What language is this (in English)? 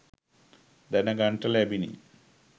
Sinhala